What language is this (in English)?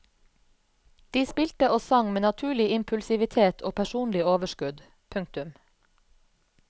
Norwegian